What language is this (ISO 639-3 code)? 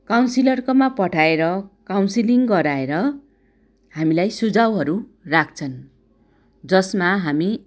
nep